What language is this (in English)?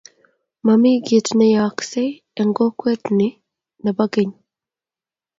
Kalenjin